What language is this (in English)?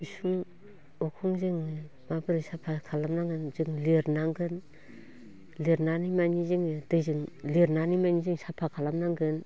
Bodo